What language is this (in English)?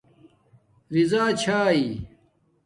Domaaki